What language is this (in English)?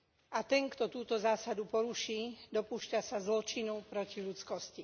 Slovak